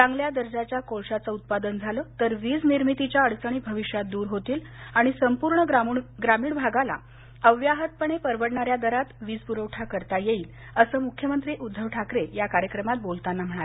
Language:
Marathi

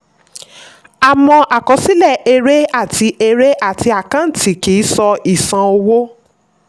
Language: Yoruba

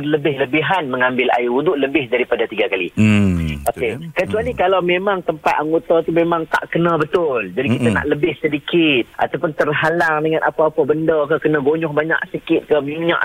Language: Malay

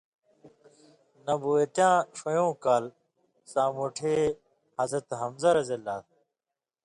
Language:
Indus Kohistani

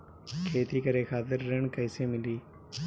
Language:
Bhojpuri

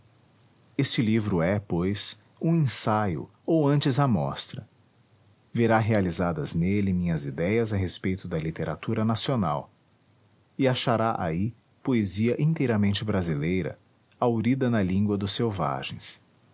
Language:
Portuguese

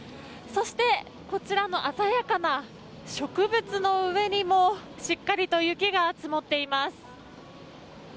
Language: Japanese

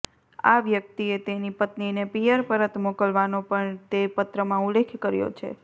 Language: Gujarati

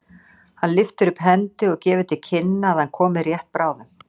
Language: Icelandic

